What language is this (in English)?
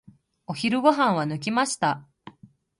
Japanese